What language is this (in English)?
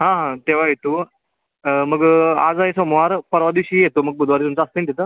Marathi